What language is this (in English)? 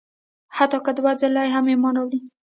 Pashto